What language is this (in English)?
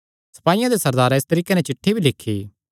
Kangri